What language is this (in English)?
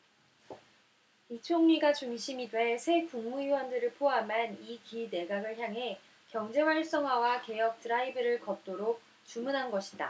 Korean